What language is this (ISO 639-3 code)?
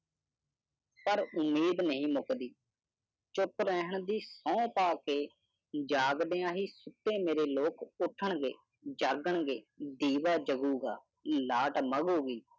pan